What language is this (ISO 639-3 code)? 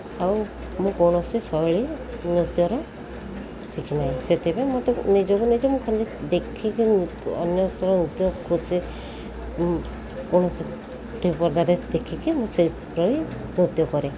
ori